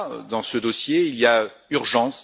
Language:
French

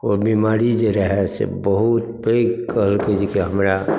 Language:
Maithili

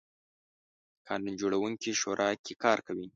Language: Pashto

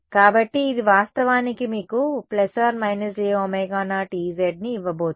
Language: Telugu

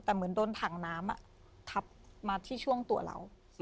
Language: Thai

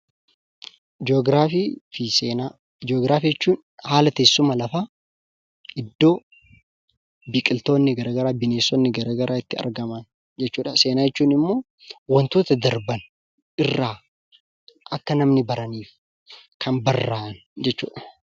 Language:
Oromo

